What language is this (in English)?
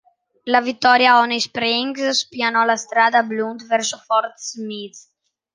Italian